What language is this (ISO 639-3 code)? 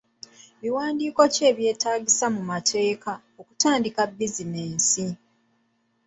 lug